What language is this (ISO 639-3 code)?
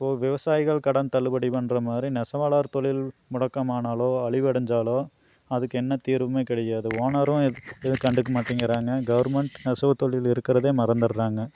tam